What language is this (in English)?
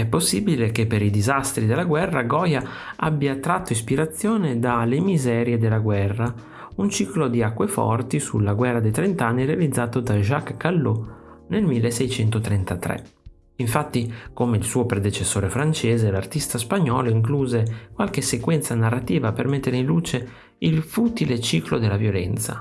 Italian